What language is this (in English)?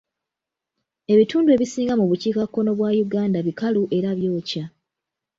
Ganda